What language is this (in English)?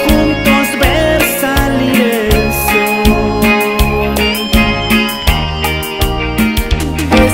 Spanish